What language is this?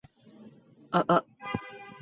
Chinese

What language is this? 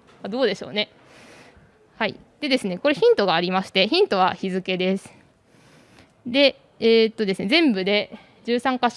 Japanese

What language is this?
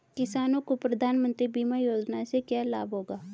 Hindi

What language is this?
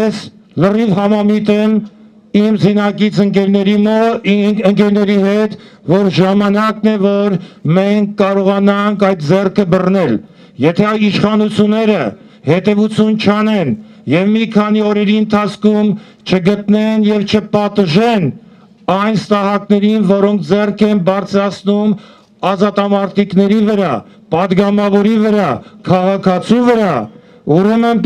Bulgarian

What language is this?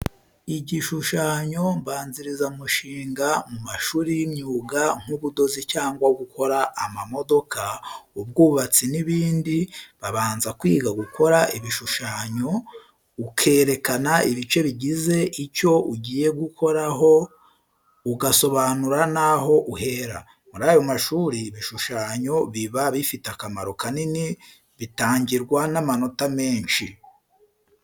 Kinyarwanda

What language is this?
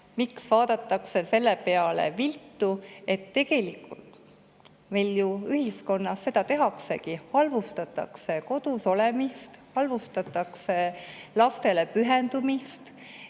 Estonian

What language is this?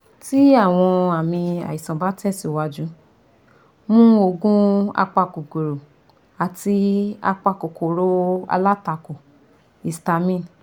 Yoruba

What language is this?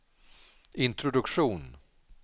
Swedish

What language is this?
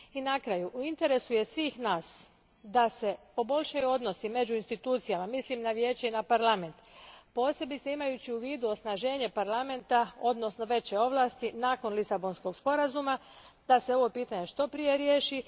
Croatian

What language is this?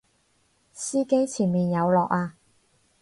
Cantonese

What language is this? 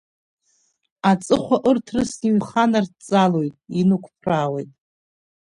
Abkhazian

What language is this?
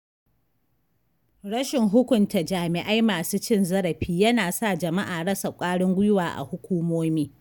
Hausa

